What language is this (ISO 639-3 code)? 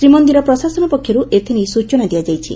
ori